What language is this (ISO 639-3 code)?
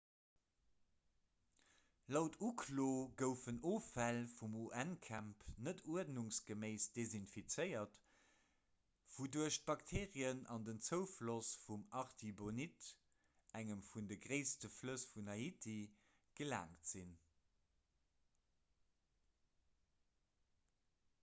ltz